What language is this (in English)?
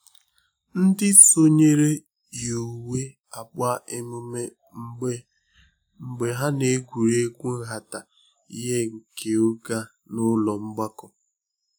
Igbo